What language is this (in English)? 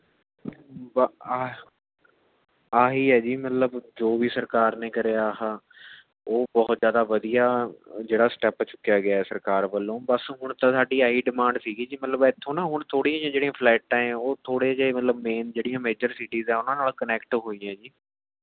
Punjabi